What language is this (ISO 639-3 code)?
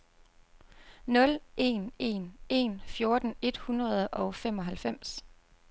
dan